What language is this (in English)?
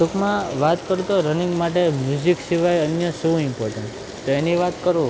Gujarati